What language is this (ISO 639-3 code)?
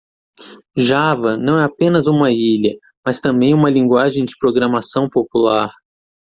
por